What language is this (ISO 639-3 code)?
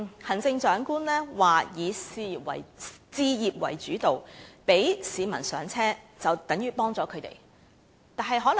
yue